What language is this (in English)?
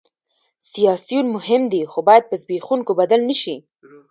Pashto